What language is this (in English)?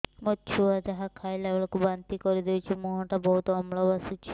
Odia